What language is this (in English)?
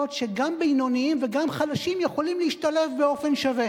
Hebrew